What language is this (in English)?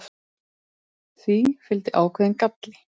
Icelandic